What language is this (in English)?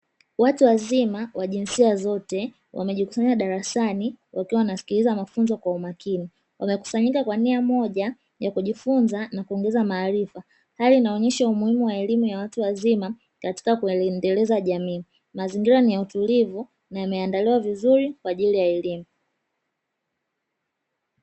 Swahili